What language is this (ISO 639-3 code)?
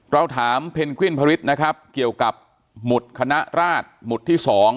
tha